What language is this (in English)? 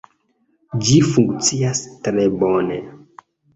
Esperanto